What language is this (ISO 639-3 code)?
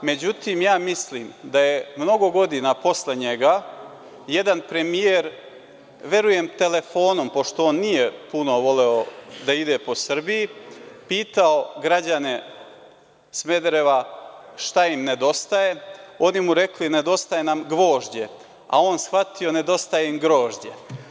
srp